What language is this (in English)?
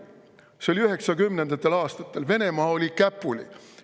Estonian